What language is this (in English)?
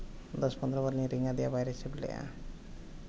Santali